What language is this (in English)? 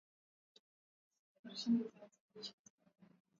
Swahili